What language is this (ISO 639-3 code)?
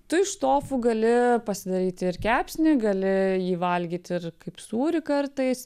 lit